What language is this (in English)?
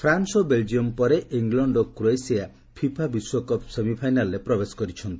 Odia